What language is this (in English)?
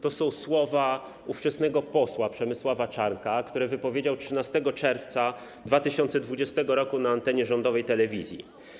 Polish